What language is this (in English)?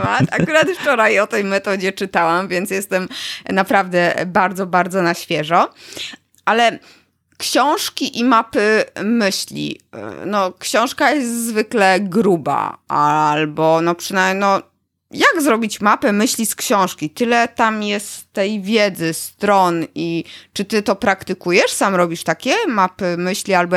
Polish